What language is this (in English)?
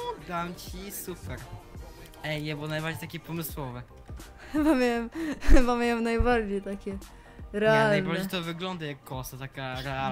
Polish